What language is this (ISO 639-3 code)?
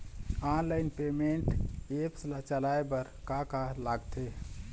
hne